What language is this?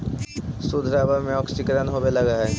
Magahi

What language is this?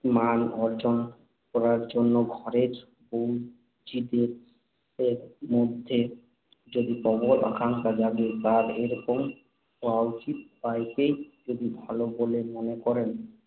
Bangla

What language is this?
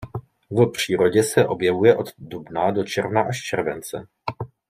Czech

